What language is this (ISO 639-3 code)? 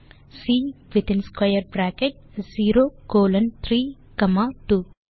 tam